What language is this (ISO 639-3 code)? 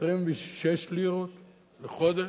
heb